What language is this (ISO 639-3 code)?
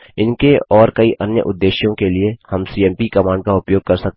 hin